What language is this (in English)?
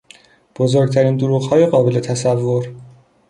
Persian